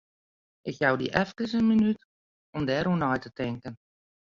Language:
Western Frisian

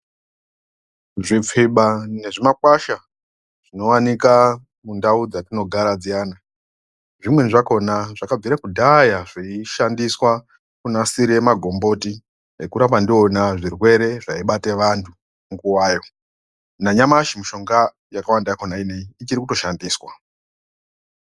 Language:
Ndau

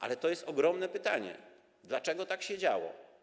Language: Polish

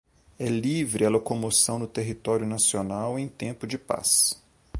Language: Portuguese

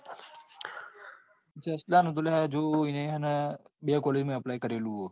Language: Gujarati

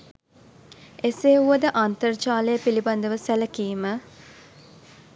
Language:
Sinhala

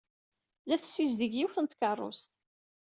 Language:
Kabyle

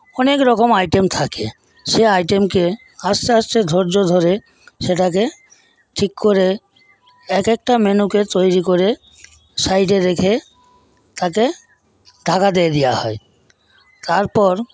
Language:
Bangla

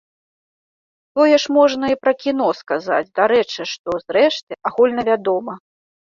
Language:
Belarusian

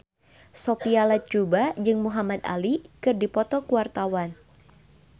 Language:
Sundanese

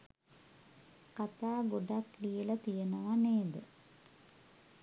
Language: Sinhala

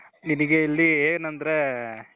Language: Kannada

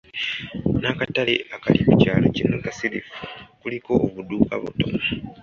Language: Ganda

